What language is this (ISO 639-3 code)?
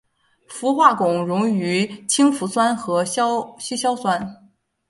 zho